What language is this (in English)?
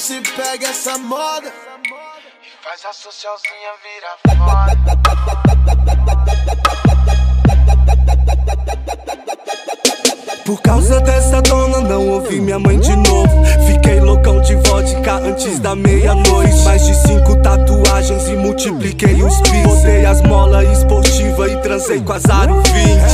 Portuguese